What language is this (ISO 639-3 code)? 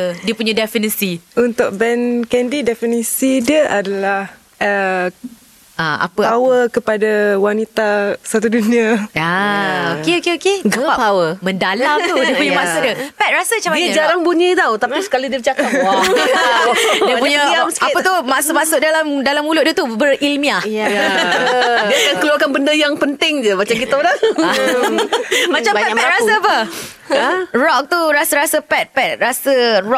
msa